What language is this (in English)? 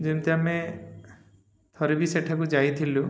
Odia